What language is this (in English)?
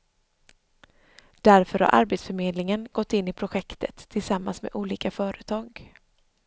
Swedish